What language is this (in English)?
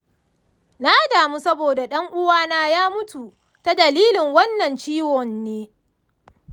Hausa